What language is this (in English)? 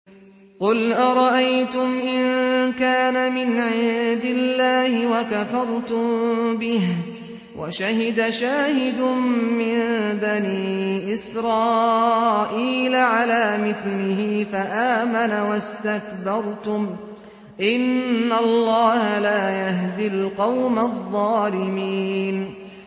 Arabic